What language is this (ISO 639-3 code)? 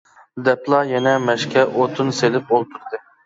uig